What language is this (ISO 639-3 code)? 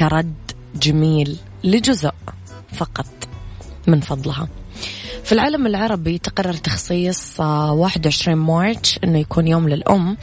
ara